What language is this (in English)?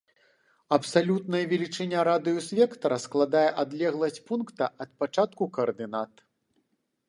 Belarusian